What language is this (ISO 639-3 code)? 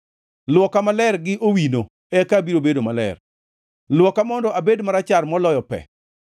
luo